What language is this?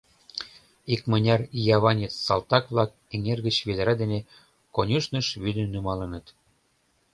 Mari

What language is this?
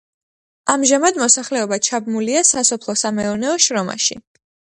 Georgian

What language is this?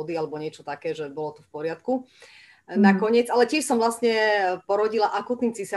Slovak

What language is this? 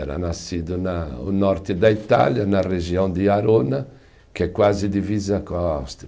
Portuguese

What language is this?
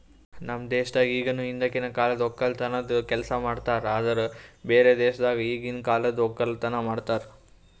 Kannada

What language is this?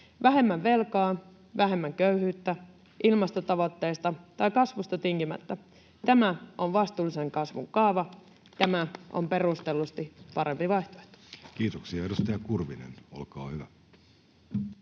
Finnish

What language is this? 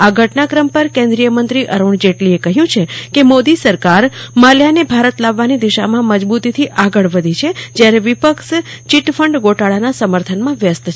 Gujarati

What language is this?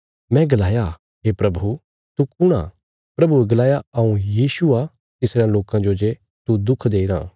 Bilaspuri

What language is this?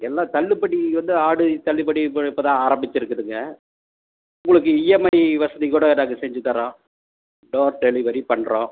Tamil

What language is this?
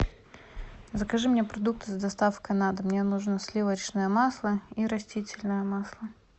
Russian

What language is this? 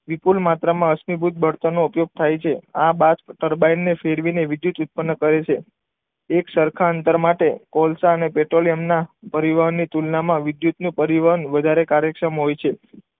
Gujarati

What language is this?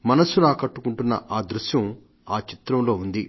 Telugu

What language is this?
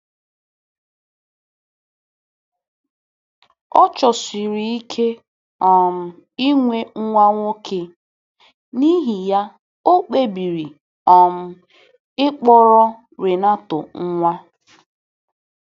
Igbo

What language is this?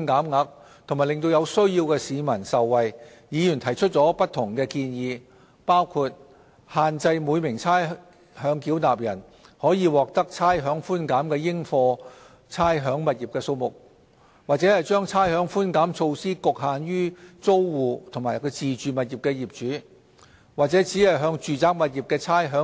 Cantonese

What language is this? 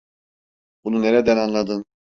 Turkish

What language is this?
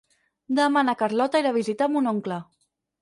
Catalan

